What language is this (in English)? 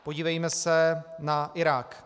Czech